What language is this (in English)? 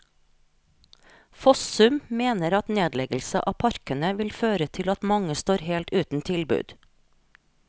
Norwegian